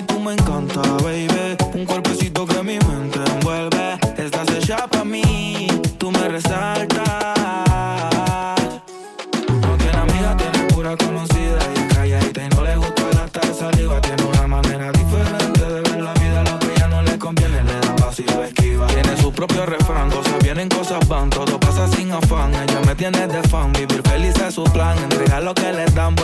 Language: Spanish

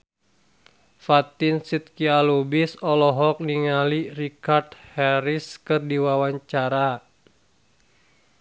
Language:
Sundanese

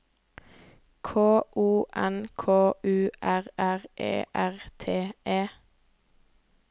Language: Norwegian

